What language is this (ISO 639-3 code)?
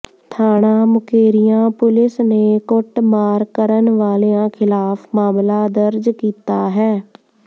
pan